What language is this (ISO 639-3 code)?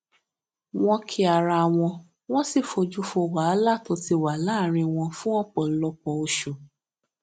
yor